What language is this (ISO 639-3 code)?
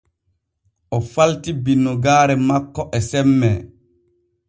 fue